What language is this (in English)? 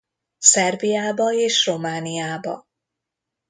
Hungarian